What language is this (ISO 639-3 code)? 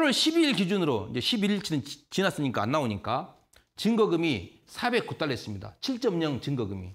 kor